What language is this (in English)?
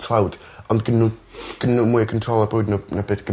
Welsh